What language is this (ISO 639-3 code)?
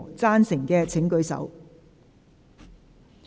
yue